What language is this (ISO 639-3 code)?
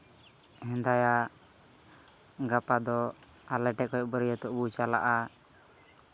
sat